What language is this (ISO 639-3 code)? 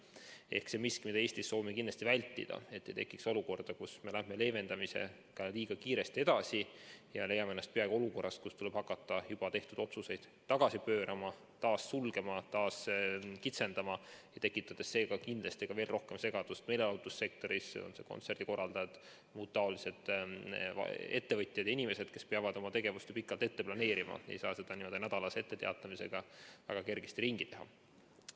est